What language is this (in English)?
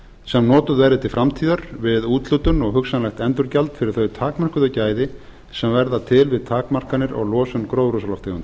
Icelandic